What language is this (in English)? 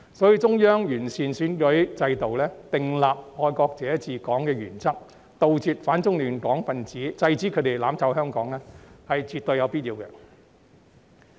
Cantonese